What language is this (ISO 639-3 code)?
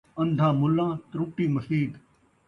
skr